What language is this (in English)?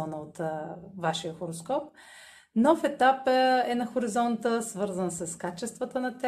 Bulgarian